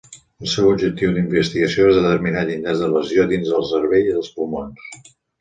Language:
Catalan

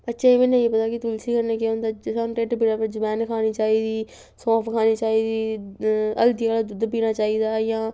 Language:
Dogri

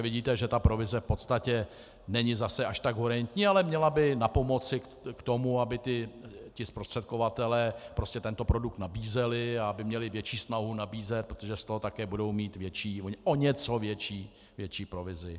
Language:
Czech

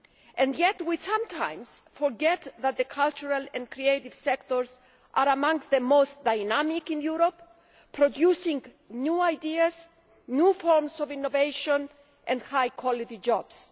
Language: English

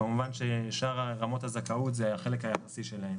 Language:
Hebrew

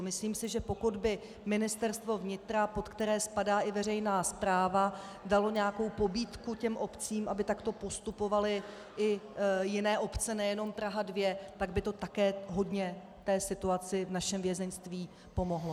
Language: Czech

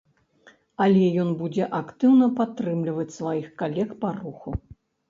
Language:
Belarusian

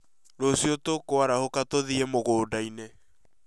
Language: Kikuyu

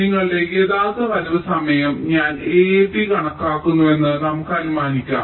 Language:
Malayalam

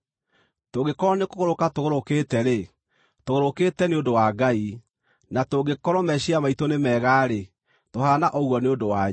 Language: Kikuyu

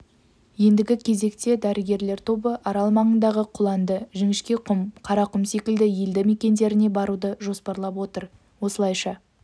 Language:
Kazakh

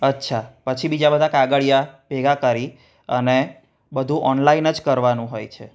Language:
Gujarati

